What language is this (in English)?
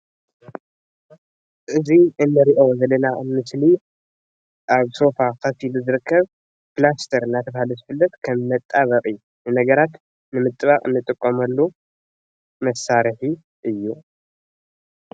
Tigrinya